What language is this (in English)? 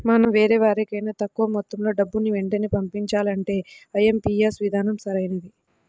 Telugu